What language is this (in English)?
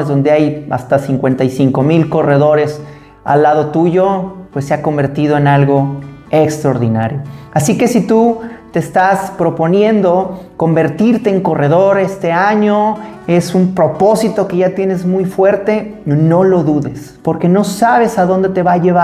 Spanish